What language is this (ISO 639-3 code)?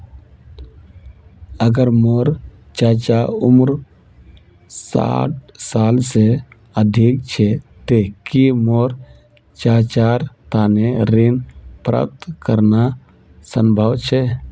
mag